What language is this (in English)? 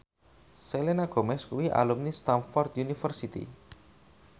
Javanese